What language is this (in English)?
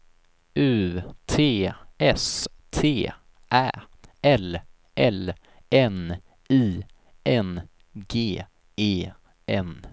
Swedish